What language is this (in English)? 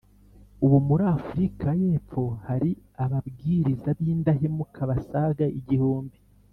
Kinyarwanda